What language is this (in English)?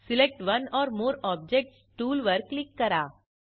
Marathi